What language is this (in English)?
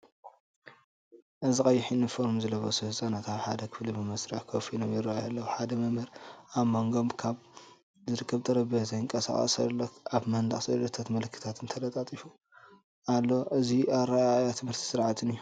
Tigrinya